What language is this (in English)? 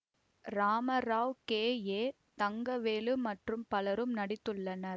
Tamil